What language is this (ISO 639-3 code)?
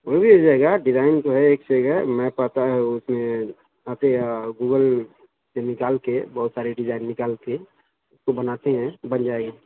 urd